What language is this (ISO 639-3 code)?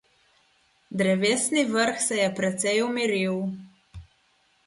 slv